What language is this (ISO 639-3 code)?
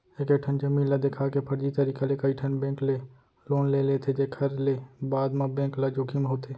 hne